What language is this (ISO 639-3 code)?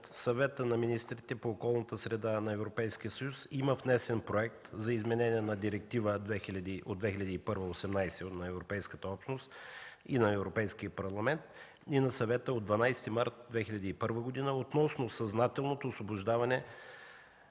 bul